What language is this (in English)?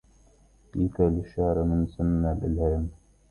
Arabic